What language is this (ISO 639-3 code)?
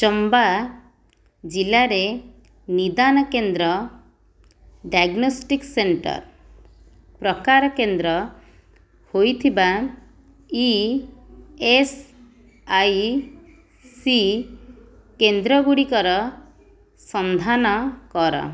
ori